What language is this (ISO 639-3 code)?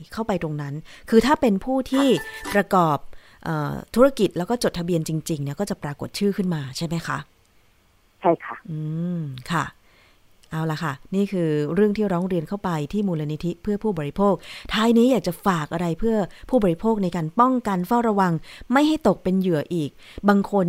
tha